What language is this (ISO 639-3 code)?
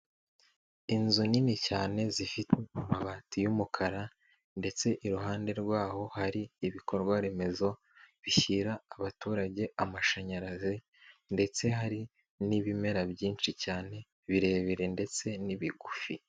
kin